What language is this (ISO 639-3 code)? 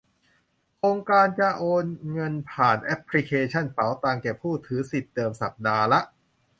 tha